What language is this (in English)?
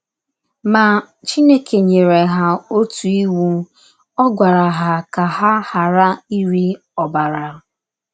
Igbo